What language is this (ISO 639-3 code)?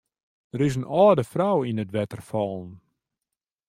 fry